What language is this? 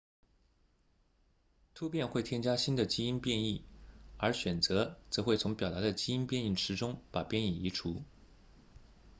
Chinese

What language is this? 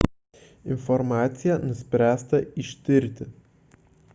Lithuanian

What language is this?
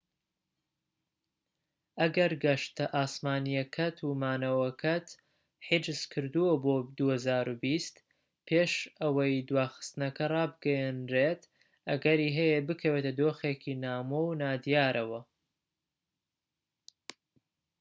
Central Kurdish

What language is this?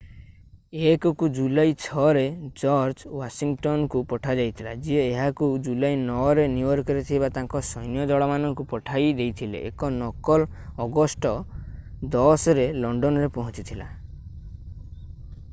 Odia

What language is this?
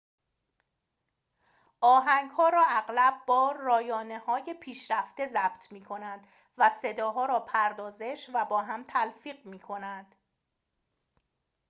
Persian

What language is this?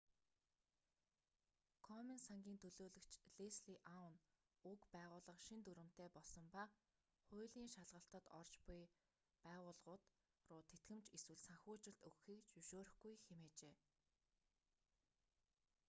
Mongolian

